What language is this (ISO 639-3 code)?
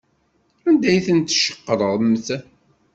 kab